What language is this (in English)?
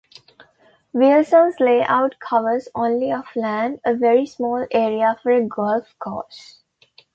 English